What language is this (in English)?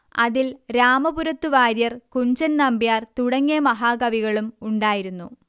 Malayalam